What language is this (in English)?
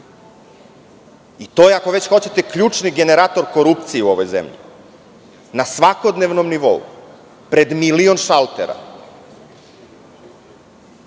Serbian